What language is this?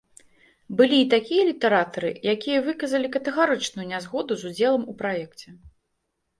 Belarusian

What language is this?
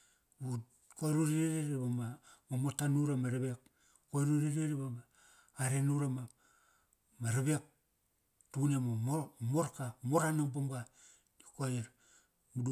Kairak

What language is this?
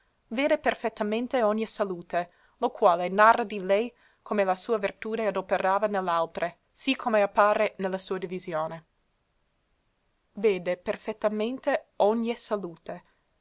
Italian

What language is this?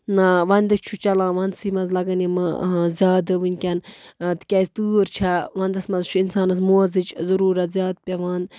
Kashmiri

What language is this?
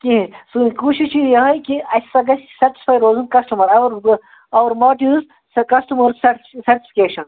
Kashmiri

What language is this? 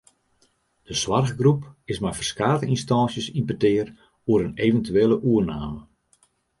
Western Frisian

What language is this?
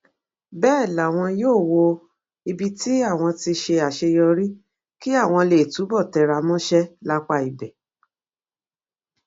Yoruba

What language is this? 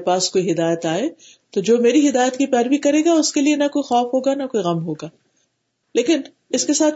Urdu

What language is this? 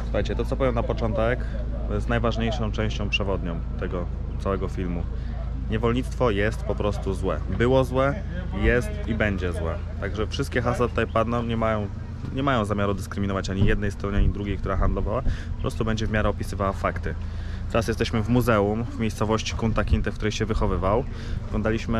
Polish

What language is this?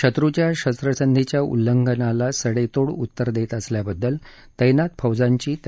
Marathi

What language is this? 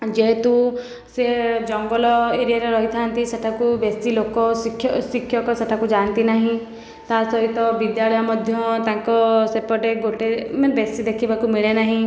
Odia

